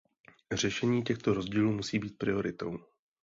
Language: Czech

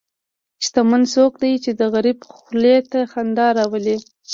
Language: Pashto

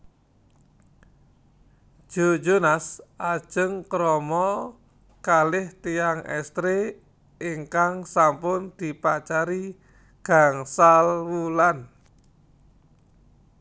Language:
Javanese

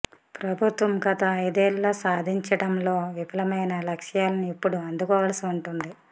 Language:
Telugu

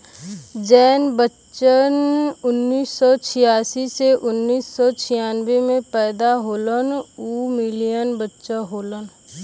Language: Bhojpuri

